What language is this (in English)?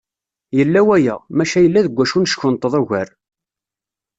Kabyle